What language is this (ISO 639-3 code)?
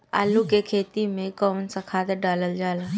bho